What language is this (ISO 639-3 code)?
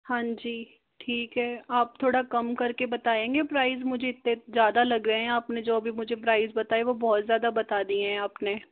hin